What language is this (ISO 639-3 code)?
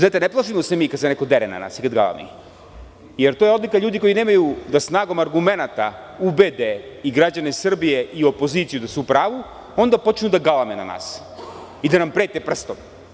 srp